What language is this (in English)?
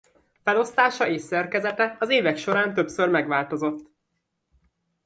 Hungarian